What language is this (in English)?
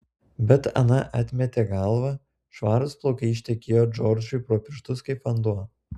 Lithuanian